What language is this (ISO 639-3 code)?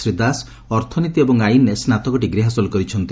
ori